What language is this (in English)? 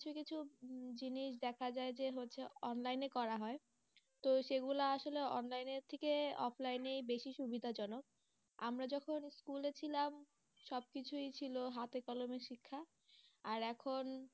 Bangla